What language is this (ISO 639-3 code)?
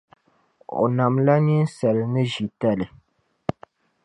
dag